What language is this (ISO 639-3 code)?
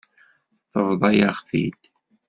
kab